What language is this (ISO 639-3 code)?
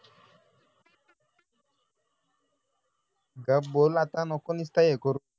mar